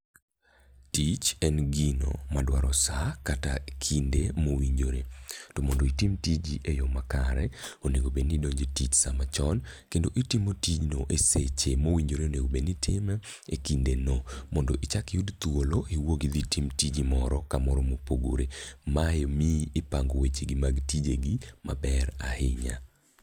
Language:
Luo (Kenya and Tanzania)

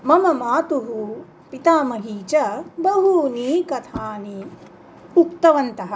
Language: Sanskrit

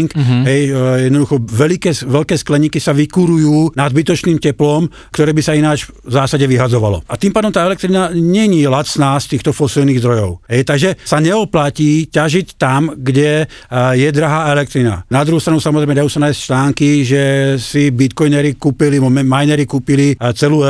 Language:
Slovak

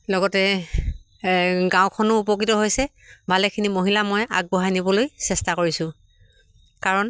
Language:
Assamese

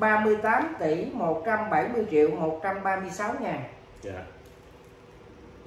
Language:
Vietnamese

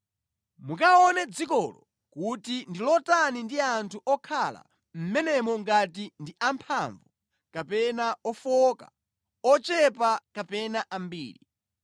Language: Nyanja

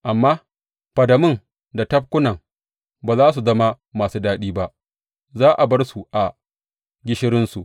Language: Hausa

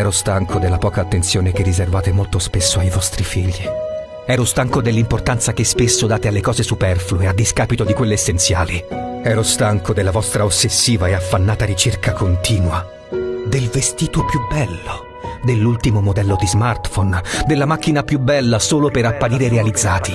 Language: Italian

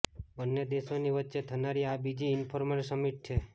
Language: Gujarati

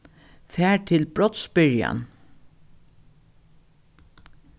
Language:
Faroese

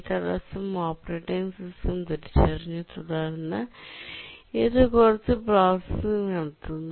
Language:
Malayalam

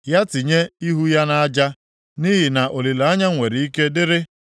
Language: Igbo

